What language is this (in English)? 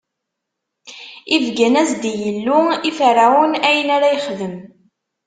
Kabyle